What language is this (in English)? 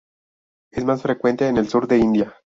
Spanish